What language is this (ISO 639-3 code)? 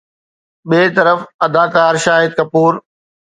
snd